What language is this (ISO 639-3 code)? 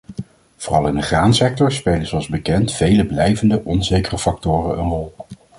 nld